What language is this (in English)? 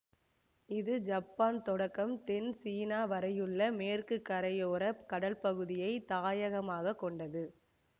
Tamil